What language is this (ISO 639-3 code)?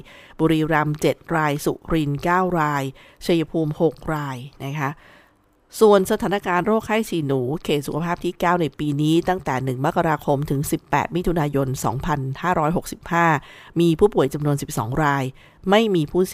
tha